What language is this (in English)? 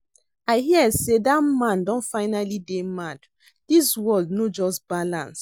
Nigerian Pidgin